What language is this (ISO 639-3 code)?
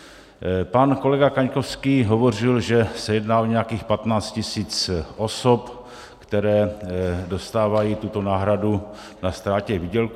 ces